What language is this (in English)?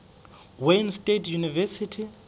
Southern Sotho